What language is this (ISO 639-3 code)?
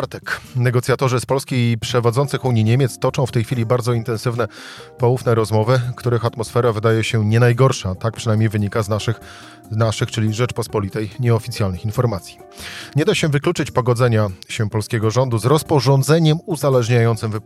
pol